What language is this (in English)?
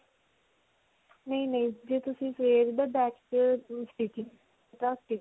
Punjabi